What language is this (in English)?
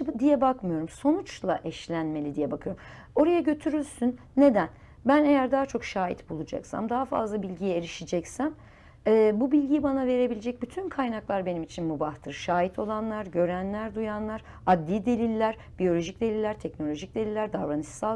Turkish